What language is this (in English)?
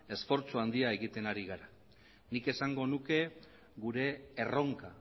Basque